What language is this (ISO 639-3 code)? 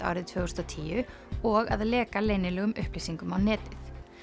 isl